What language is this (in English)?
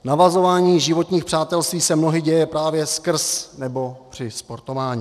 Czech